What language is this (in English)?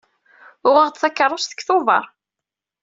Kabyle